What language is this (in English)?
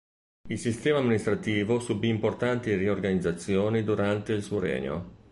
Italian